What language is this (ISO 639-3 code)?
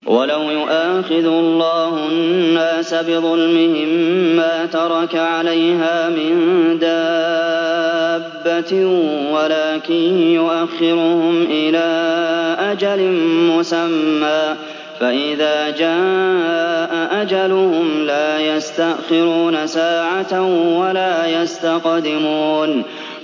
ara